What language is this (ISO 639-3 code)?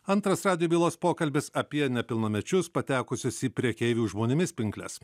lit